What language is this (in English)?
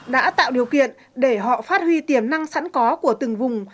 Vietnamese